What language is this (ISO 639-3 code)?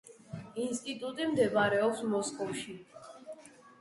kat